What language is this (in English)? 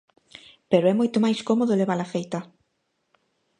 Galician